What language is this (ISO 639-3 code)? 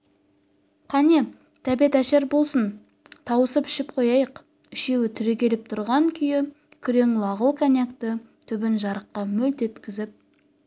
kaz